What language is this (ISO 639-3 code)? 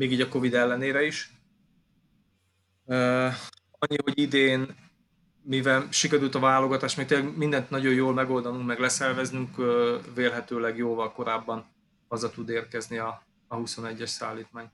hun